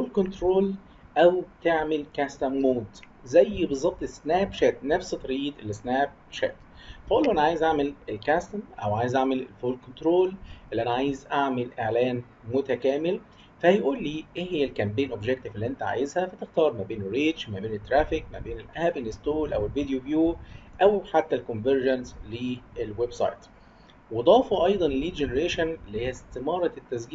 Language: Arabic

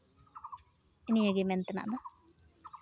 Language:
Santali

